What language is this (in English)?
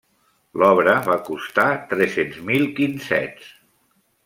Catalan